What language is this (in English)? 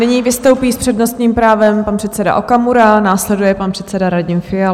Czech